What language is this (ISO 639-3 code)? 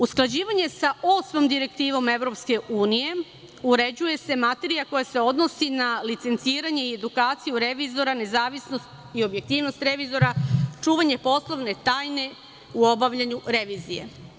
srp